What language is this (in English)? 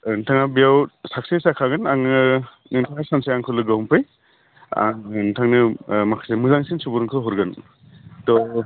Bodo